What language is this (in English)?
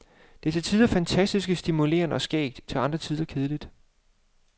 Danish